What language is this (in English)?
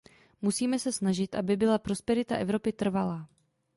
Czech